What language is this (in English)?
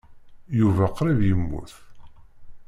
Kabyle